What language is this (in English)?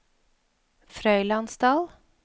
Norwegian